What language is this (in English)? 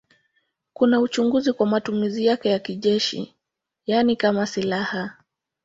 Swahili